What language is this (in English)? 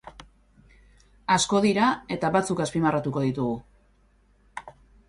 Basque